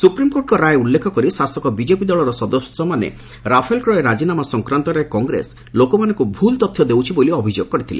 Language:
Odia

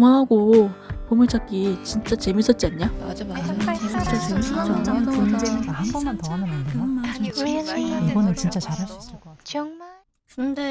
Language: Korean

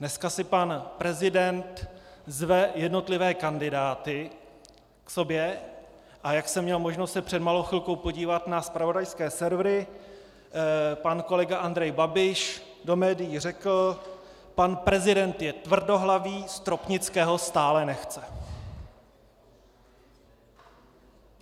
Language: Czech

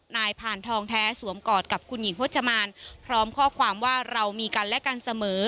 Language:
Thai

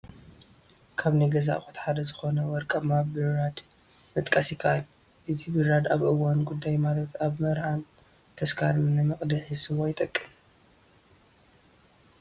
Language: Tigrinya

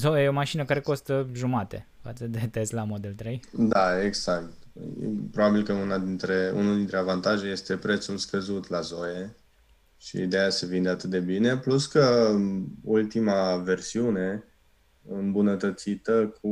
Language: Romanian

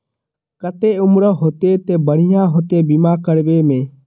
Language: Magahi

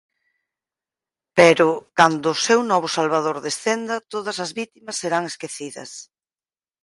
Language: Galician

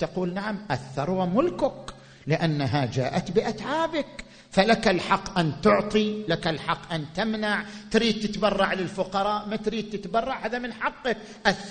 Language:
Arabic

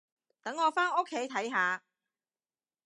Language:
Cantonese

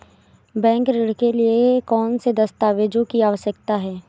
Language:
Hindi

